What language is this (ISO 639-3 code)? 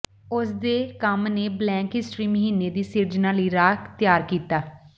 pan